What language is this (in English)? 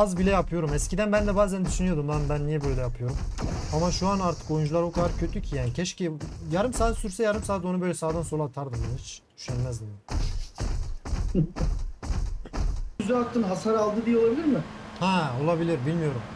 Turkish